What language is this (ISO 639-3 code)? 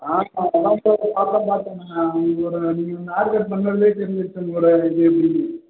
tam